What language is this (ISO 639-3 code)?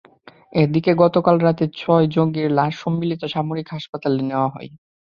ben